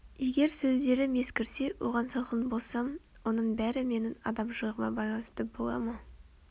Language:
Kazakh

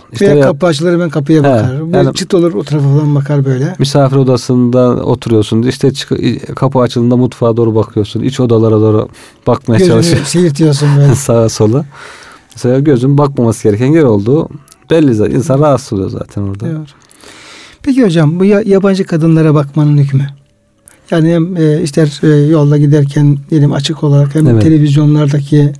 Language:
Turkish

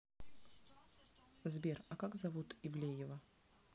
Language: Russian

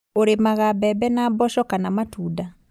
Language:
Kikuyu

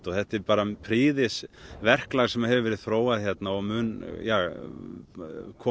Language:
Icelandic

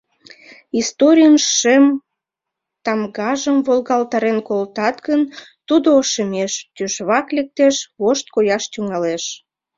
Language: Mari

